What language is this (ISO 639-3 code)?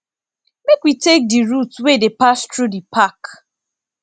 pcm